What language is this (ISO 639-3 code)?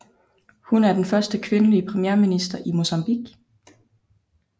dan